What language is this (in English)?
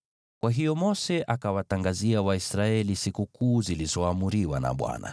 Swahili